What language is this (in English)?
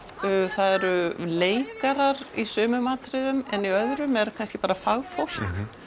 Icelandic